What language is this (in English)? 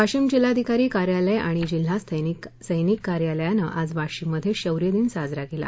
Marathi